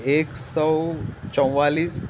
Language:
Urdu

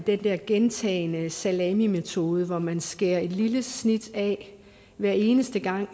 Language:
Danish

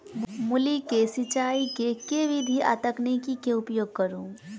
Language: Maithili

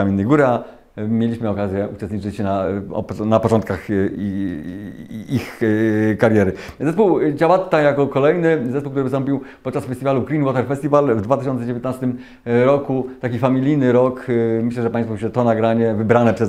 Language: Polish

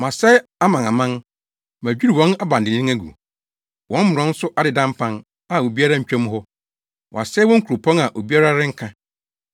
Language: Akan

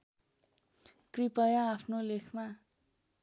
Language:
Nepali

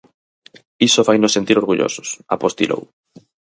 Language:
Galician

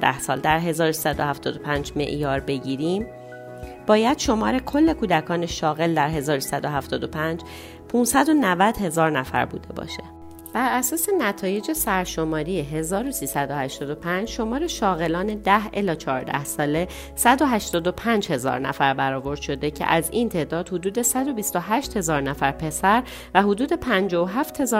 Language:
Persian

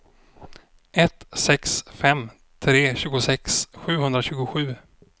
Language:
Swedish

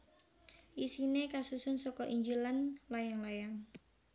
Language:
Javanese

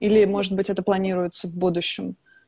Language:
Russian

